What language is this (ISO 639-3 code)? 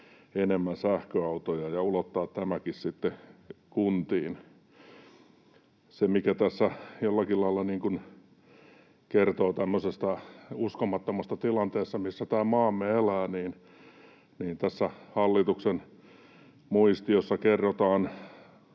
fin